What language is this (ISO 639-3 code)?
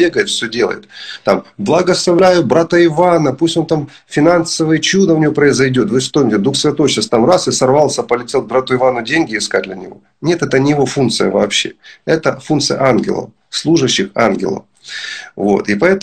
rus